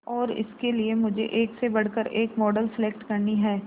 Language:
Hindi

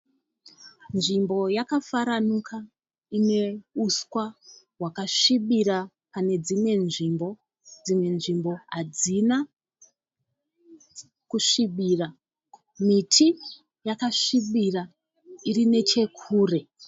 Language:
Shona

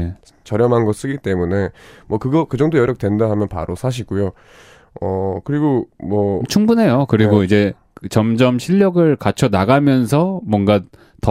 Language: Korean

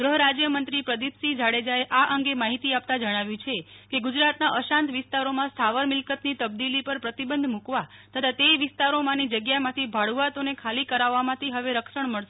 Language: Gujarati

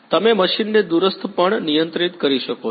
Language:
Gujarati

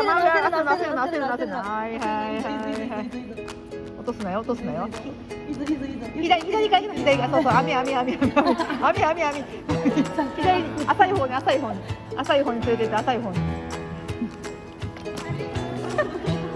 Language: Japanese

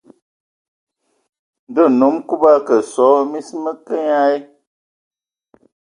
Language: Ewondo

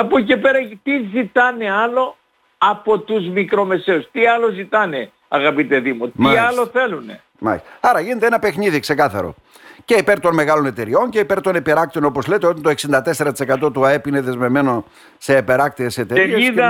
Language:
Greek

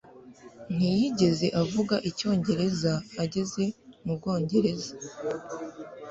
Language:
Kinyarwanda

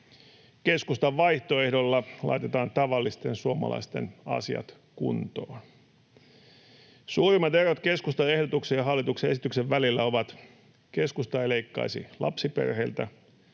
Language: Finnish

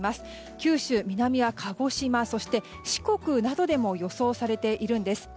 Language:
Japanese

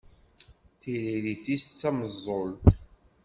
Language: Kabyle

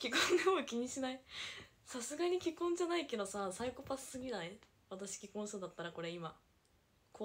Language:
Japanese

